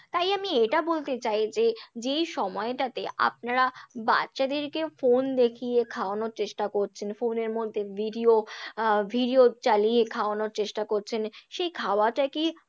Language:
Bangla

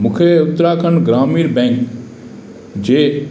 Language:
Sindhi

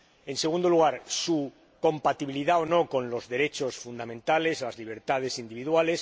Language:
Spanish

